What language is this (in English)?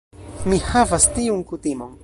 Esperanto